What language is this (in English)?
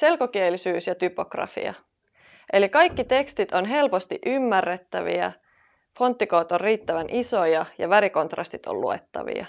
Finnish